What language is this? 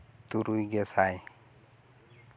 Santali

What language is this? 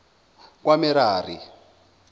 Zulu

